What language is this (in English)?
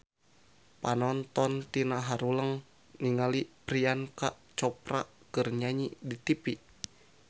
Sundanese